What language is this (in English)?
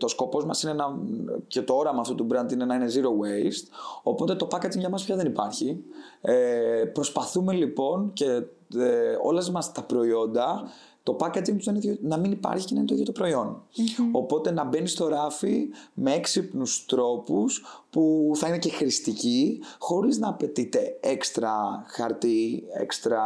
Greek